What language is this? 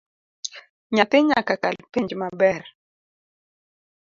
Luo (Kenya and Tanzania)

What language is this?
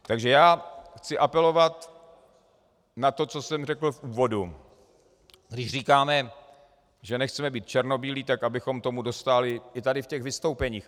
Czech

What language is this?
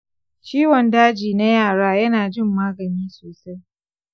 Hausa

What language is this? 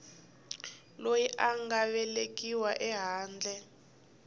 Tsonga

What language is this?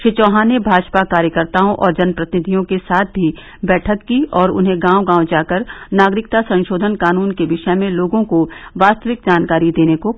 Hindi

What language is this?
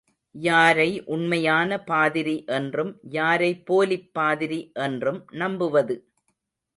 Tamil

